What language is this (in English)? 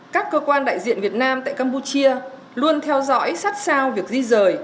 Vietnamese